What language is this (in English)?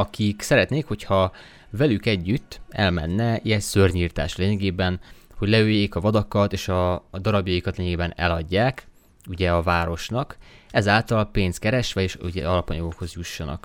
Hungarian